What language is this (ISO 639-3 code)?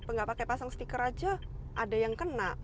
ind